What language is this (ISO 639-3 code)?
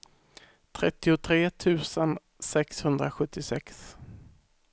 swe